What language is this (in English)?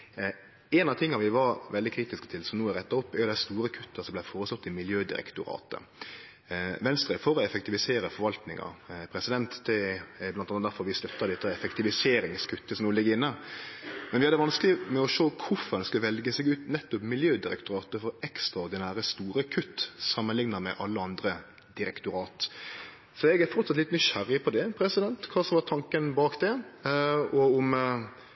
Norwegian Nynorsk